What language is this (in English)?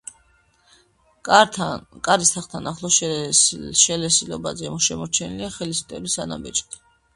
Georgian